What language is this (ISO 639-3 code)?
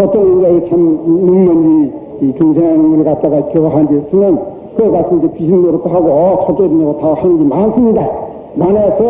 kor